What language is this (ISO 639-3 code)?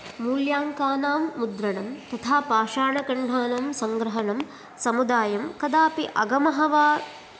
san